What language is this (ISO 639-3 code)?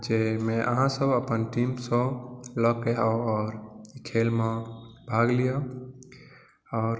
mai